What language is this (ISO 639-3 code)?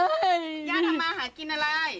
tha